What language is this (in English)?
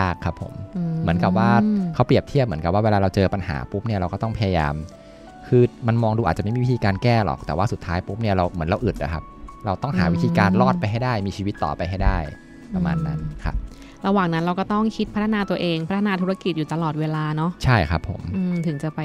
Thai